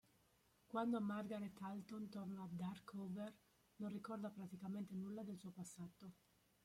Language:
Italian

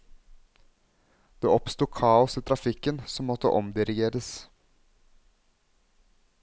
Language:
Norwegian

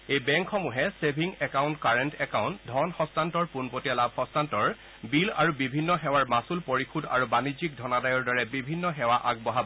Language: Assamese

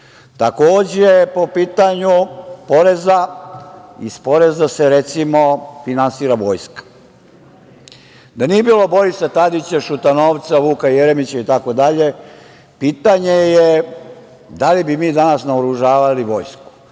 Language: Serbian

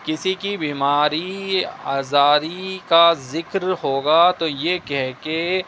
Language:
Urdu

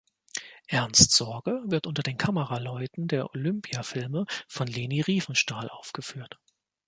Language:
German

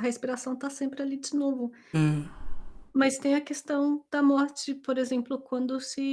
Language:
Portuguese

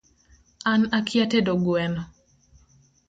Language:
Luo (Kenya and Tanzania)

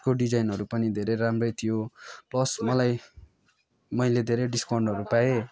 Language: Nepali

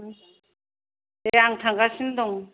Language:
Bodo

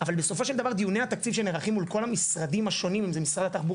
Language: Hebrew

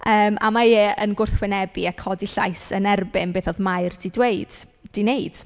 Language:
Welsh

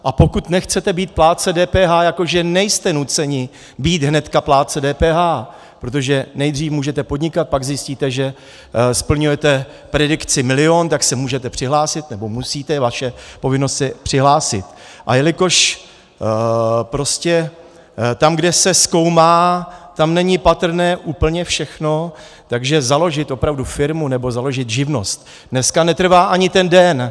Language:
Czech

